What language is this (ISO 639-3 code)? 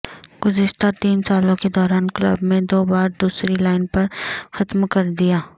urd